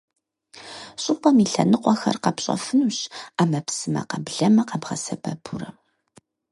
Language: Kabardian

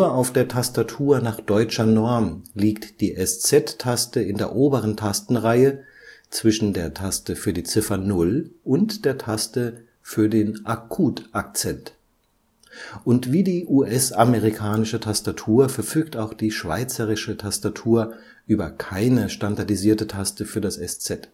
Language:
German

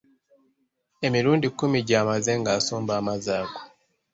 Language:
Ganda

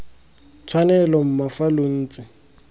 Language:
Tswana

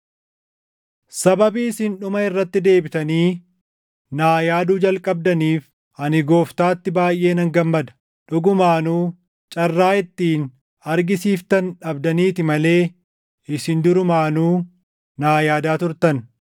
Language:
Oromo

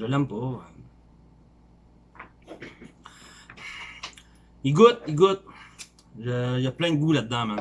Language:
French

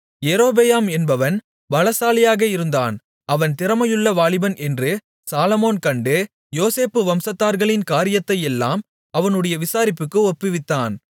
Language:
Tamil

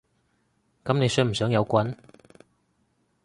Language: Cantonese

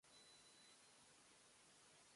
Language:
Japanese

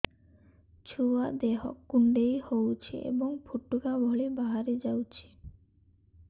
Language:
Odia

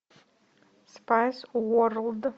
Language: Russian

